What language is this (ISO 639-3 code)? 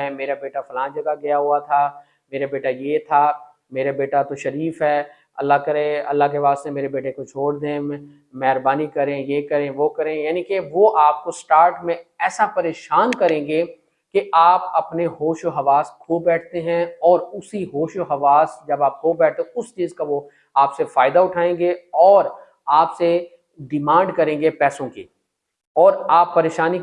urd